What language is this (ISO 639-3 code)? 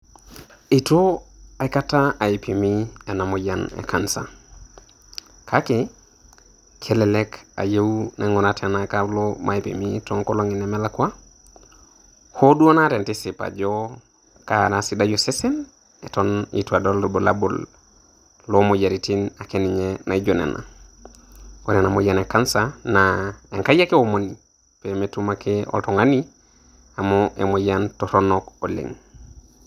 mas